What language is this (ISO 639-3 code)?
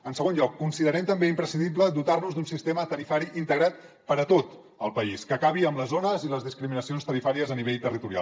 cat